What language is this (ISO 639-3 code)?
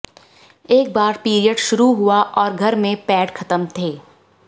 hin